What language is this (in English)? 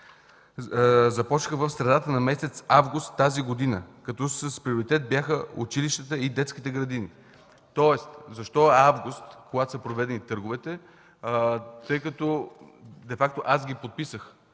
Bulgarian